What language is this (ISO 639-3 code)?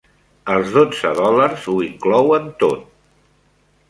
cat